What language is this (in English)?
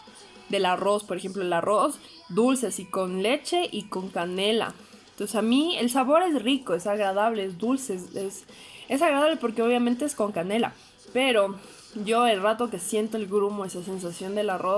Spanish